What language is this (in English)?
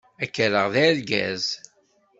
Kabyle